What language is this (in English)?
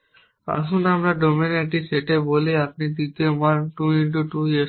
Bangla